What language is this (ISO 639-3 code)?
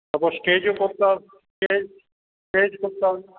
ben